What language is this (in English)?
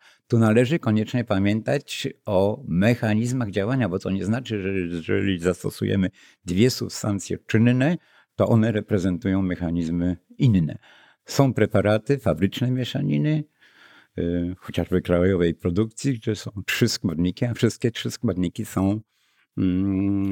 Polish